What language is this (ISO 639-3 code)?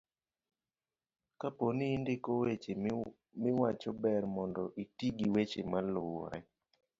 luo